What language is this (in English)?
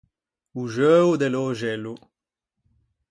Ligurian